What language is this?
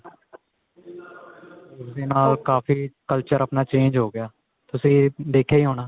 Punjabi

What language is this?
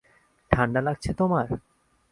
Bangla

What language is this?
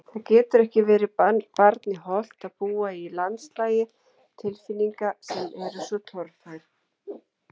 Icelandic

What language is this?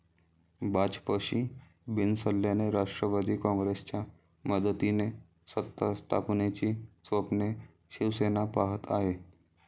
Marathi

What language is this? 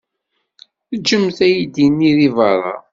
Kabyle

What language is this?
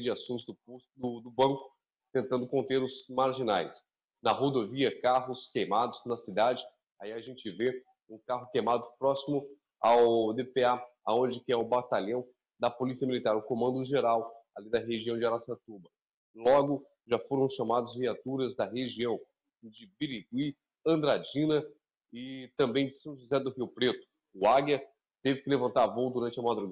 Portuguese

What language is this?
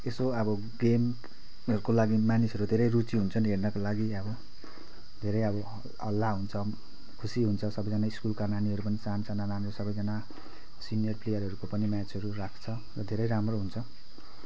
Nepali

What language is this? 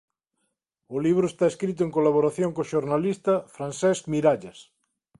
Galician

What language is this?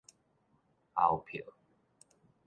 Min Nan Chinese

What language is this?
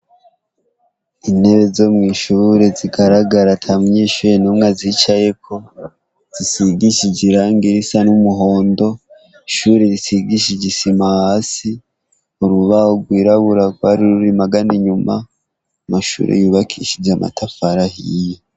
Rundi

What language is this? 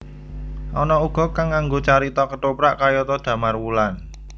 Javanese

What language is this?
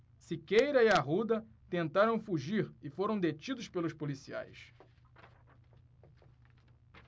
Portuguese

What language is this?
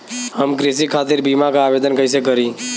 Bhojpuri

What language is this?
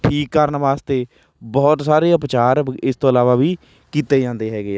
Punjabi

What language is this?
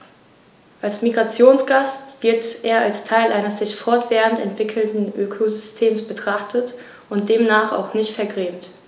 German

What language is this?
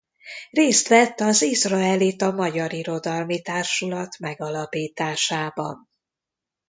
Hungarian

